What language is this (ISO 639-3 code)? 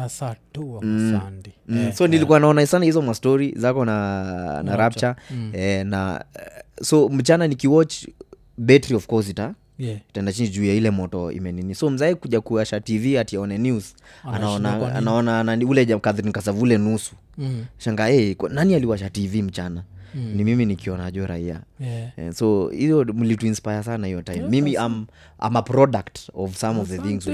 swa